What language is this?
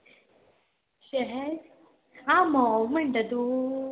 Konkani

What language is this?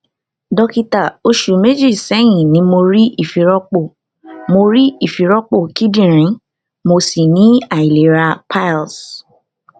Yoruba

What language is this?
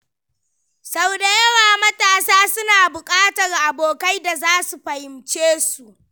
Hausa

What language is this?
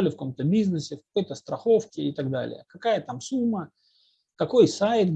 Russian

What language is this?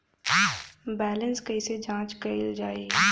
Bhojpuri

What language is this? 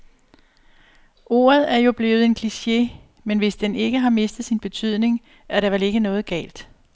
Danish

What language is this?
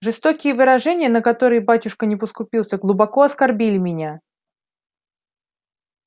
Russian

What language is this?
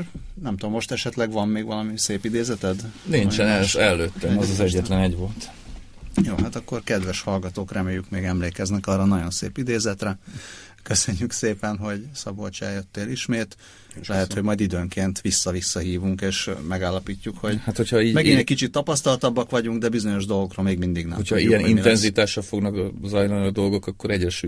Hungarian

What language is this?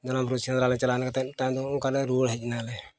Santali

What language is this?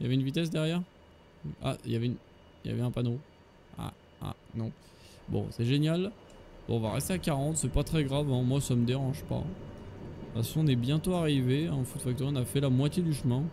French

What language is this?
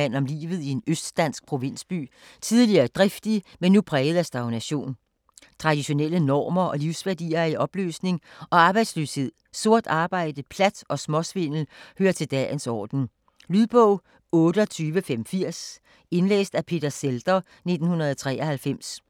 Danish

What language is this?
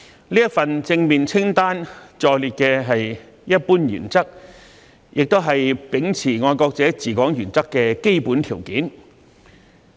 Cantonese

